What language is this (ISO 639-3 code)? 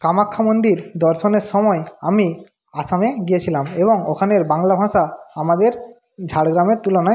ben